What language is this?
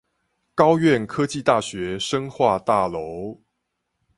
Chinese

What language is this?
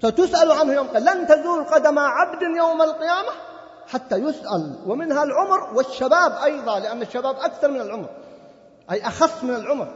Arabic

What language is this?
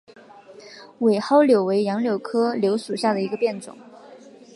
Chinese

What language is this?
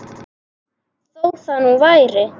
Icelandic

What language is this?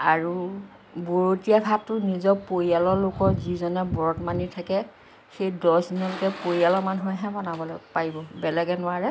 Assamese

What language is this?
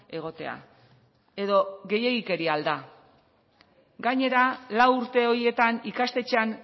Basque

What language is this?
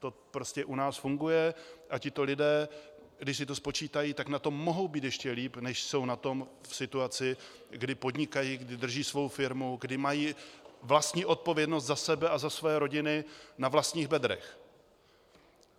Czech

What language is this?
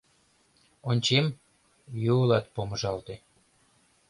Mari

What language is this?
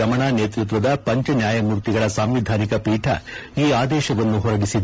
Kannada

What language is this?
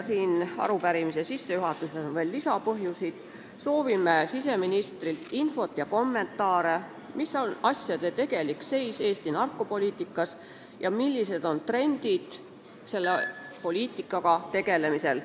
Estonian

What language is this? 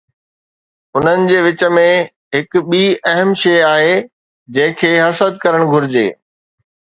Sindhi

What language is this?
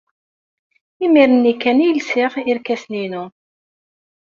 Kabyle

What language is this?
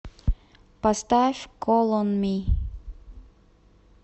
Russian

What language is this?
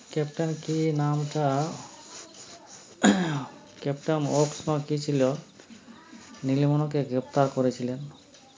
Bangla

